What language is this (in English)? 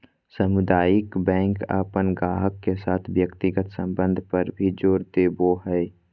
Magahi